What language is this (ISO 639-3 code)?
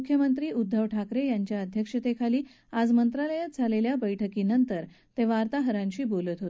mar